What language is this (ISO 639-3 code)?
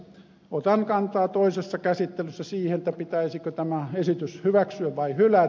fin